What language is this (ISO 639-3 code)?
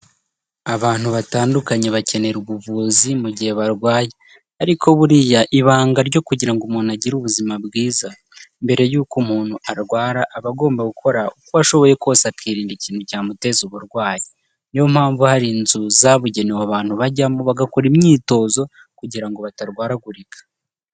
kin